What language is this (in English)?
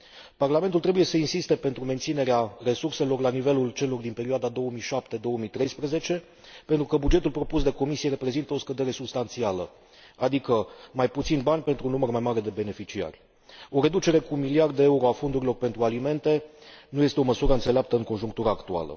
Romanian